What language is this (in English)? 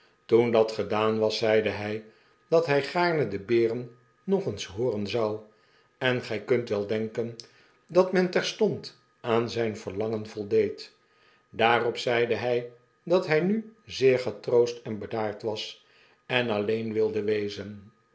Dutch